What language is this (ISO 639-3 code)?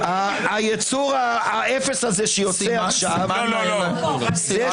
heb